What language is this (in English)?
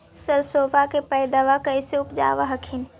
Magahi